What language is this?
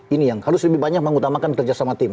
Indonesian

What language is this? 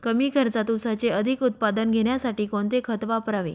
Marathi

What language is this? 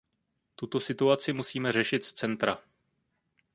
Czech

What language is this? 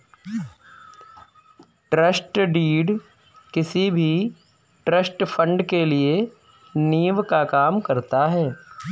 Hindi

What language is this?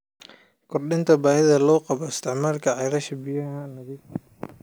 Somali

